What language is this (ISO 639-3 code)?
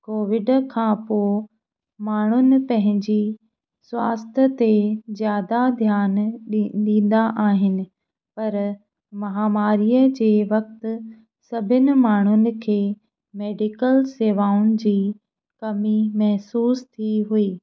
snd